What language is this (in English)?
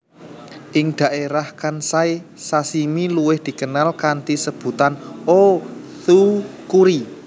Javanese